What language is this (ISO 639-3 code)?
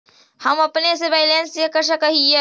mag